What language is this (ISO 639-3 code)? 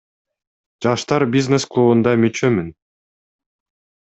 kir